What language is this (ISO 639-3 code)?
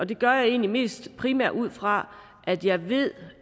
dan